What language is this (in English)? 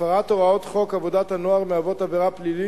Hebrew